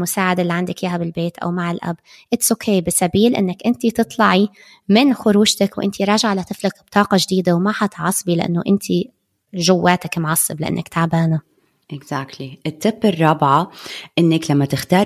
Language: Arabic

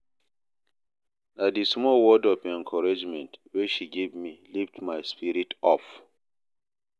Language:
Nigerian Pidgin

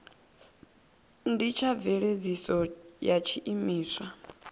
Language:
Venda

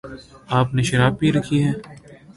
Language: Urdu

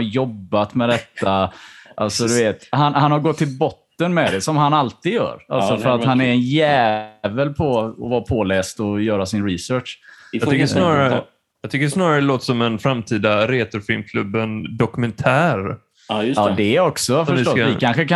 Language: Swedish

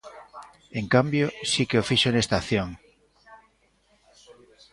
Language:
Galician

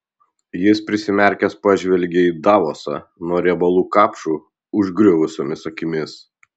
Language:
Lithuanian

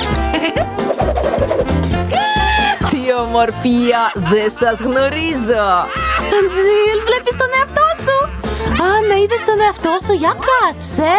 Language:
Greek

